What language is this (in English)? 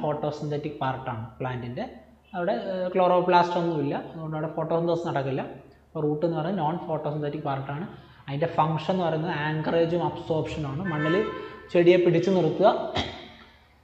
Malayalam